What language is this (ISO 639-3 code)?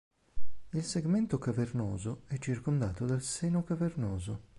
ita